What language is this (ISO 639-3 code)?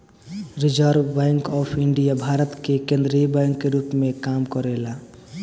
bho